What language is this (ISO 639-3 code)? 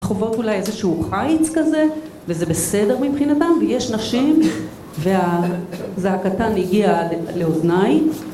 heb